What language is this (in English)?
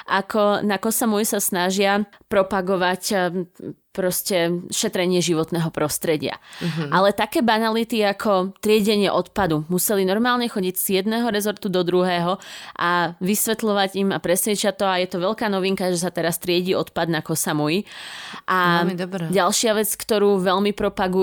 Slovak